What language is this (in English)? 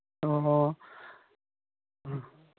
Manipuri